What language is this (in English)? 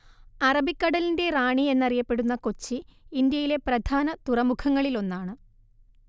Malayalam